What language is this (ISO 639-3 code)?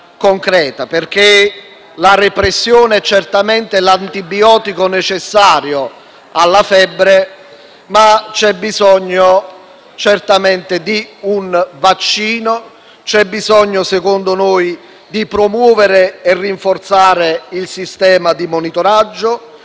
ita